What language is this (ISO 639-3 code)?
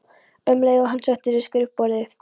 isl